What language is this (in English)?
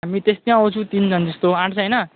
Nepali